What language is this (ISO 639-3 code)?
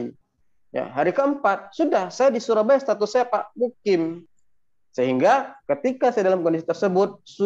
ind